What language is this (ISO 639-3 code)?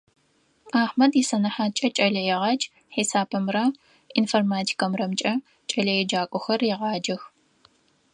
ady